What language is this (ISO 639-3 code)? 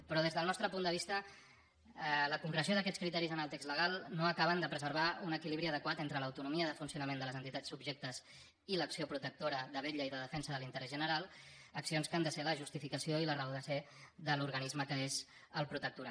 cat